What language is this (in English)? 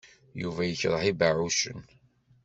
Kabyle